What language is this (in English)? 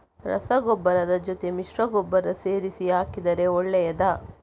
Kannada